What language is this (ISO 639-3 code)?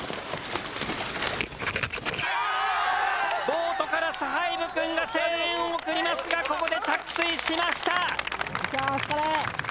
jpn